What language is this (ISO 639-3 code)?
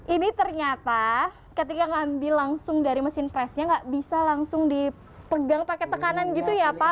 ind